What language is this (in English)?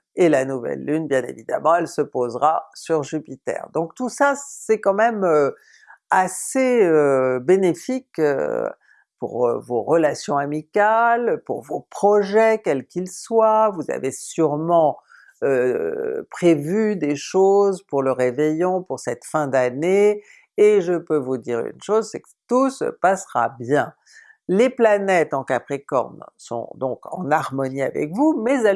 French